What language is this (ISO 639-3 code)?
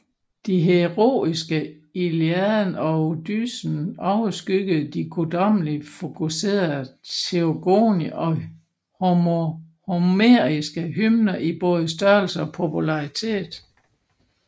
dan